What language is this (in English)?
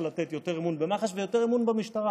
Hebrew